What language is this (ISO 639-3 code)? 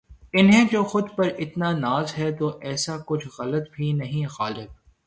urd